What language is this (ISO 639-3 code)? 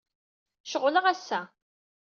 kab